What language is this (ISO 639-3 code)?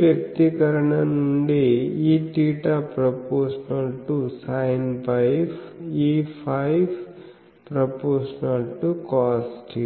tel